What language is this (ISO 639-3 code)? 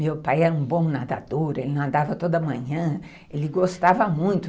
por